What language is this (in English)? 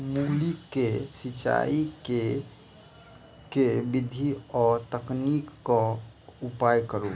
Maithili